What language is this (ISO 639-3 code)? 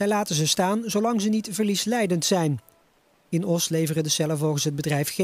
nld